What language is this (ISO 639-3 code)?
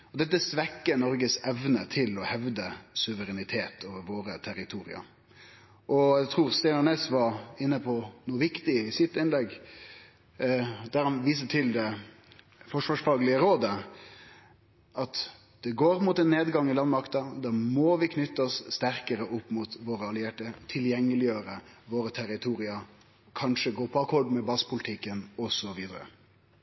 nno